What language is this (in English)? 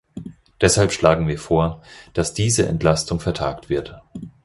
German